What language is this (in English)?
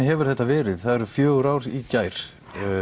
Icelandic